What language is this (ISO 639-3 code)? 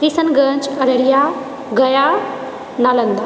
mai